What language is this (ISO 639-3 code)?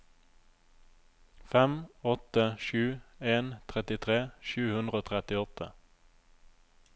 nor